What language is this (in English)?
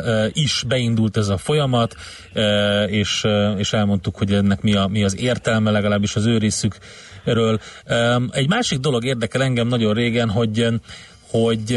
Hungarian